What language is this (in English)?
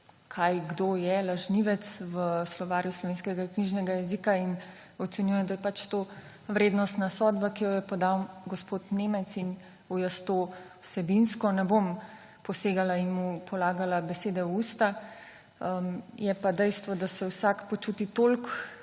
Slovenian